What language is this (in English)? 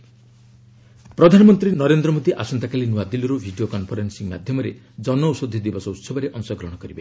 Odia